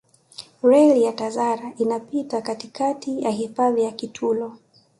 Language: Swahili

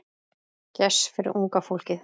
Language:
Icelandic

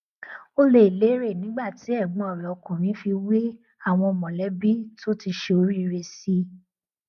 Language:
Yoruba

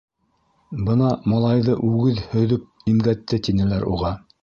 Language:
Bashkir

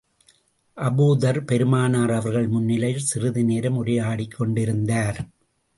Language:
Tamil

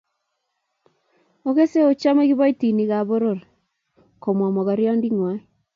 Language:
Kalenjin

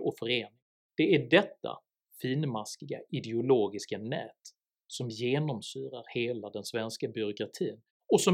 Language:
Swedish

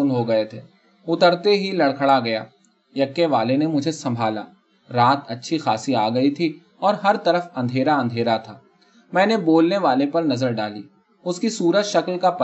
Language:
Urdu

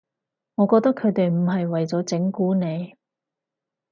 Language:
Cantonese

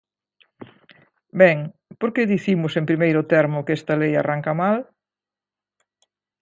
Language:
Galician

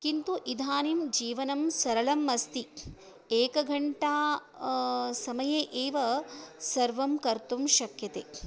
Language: Sanskrit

